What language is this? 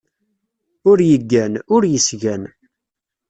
Kabyle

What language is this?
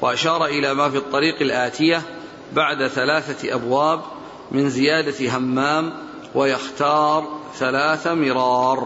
Arabic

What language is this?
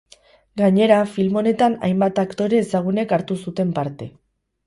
Basque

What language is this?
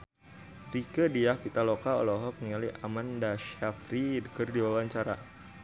Sundanese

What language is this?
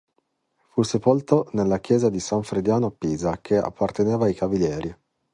Italian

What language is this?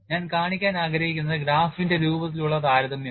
Malayalam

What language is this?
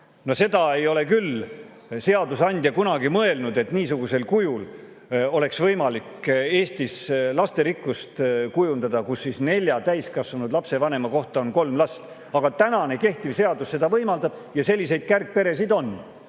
Estonian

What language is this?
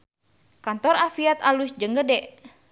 Sundanese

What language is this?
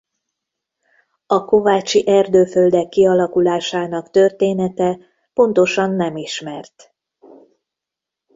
Hungarian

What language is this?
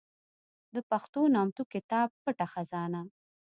Pashto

